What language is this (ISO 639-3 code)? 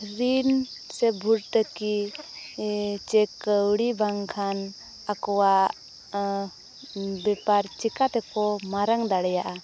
sat